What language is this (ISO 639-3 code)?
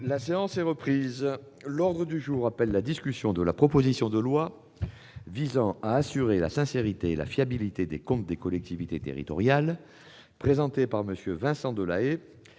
fra